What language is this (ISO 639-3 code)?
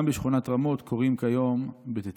heb